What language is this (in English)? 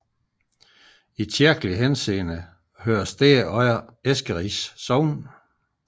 Danish